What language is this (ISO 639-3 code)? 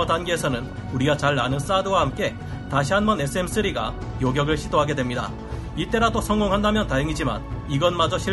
kor